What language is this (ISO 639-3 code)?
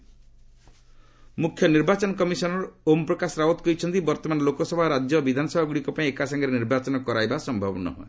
ori